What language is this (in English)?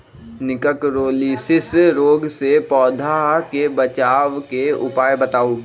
Magahi